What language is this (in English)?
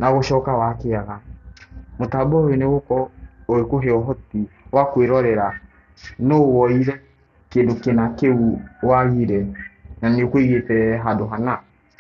Kikuyu